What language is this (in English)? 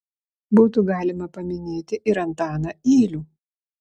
Lithuanian